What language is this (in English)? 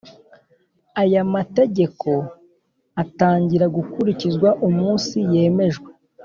Kinyarwanda